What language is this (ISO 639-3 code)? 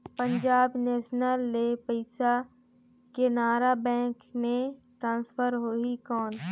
hne